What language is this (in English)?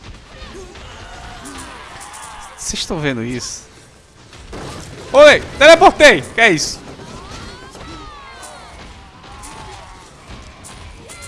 Portuguese